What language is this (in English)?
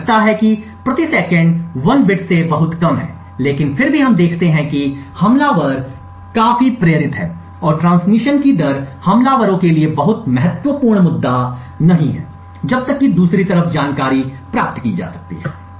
Hindi